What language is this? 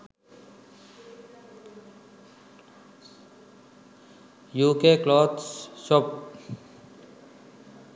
Sinhala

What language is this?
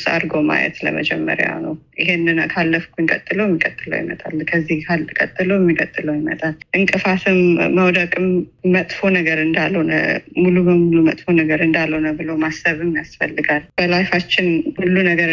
Amharic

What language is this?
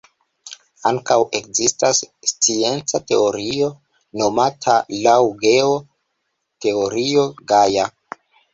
Esperanto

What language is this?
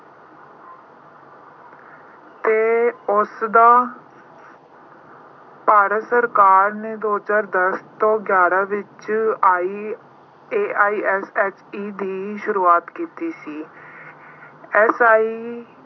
Punjabi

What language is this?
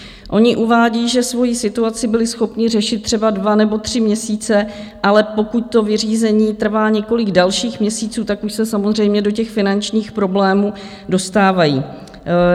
Czech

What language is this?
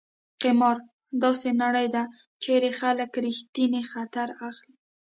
Pashto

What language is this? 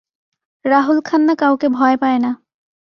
Bangla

